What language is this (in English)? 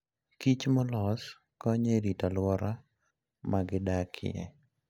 Luo (Kenya and Tanzania)